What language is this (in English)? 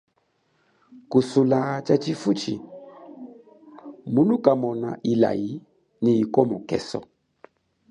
Chokwe